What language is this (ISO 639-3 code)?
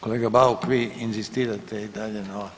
hrv